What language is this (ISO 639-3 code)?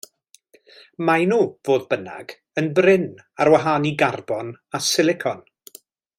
cym